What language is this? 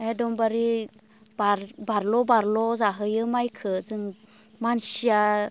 Bodo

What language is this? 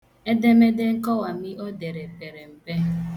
Igbo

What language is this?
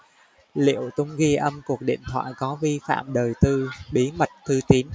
Vietnamese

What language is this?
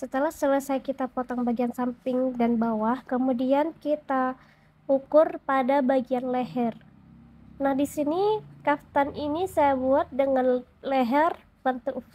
Indonesian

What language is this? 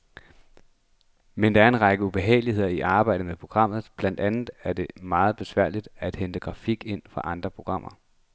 Danish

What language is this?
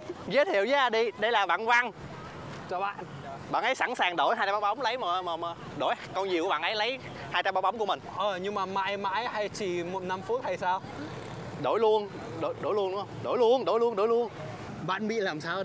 Vietnamese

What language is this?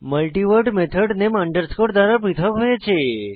Bangla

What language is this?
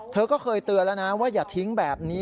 Thai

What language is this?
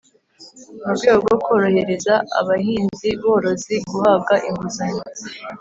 Kinyarwanda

